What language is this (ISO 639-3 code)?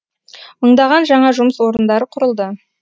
kaz